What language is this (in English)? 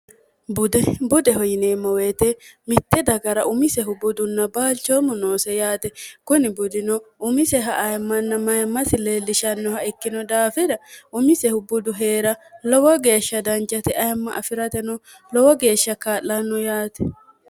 Sidamo